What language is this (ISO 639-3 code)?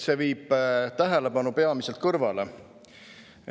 est